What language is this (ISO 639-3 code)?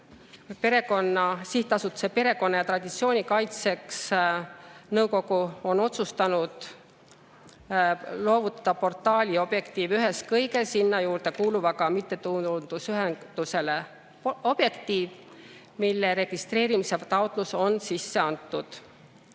est